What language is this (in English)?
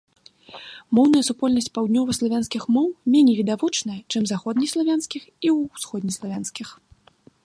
Belarusian